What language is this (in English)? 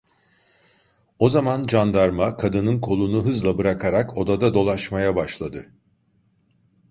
Turkish